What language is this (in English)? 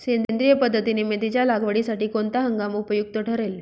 Marathi